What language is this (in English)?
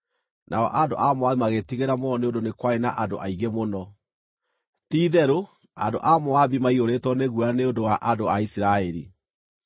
Kikuyu